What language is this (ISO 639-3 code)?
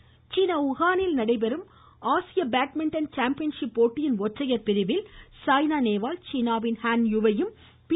tam